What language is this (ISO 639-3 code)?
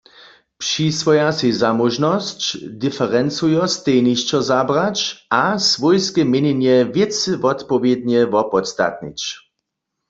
hsb